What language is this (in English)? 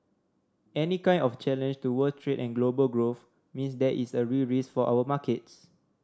English